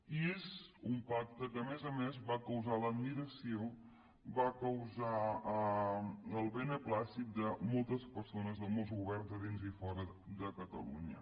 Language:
Catalan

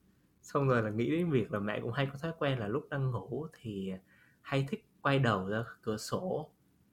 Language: Vietnamese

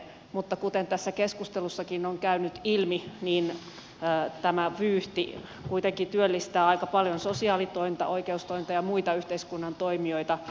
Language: Finnish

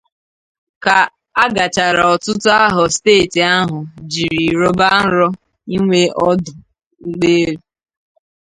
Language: Igbo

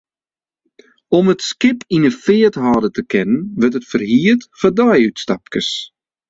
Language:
Western Frisian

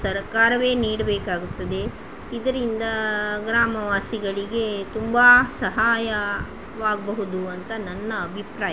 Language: Kannada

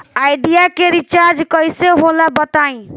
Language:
Bhojpuri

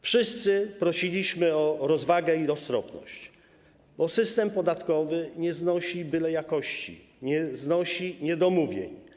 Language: Polish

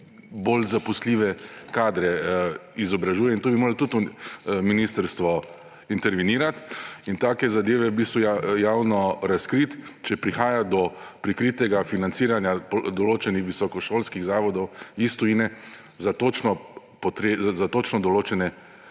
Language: Slovenian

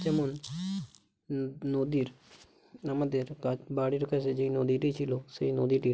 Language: Bangla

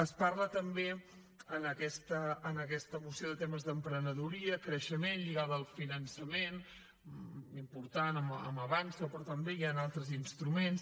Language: Catalan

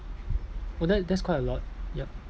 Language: English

